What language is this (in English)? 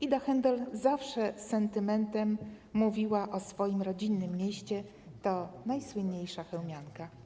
Polish